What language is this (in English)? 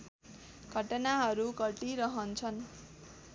Nepali